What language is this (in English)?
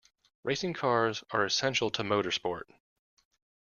English